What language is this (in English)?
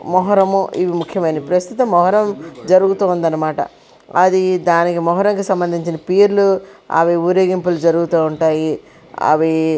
Telugu